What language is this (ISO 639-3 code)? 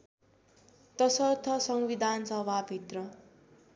nep